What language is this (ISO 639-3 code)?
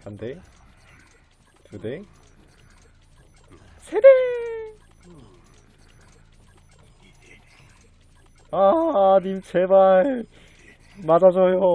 kor